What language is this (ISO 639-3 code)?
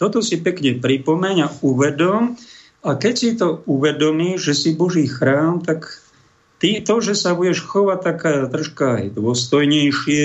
slk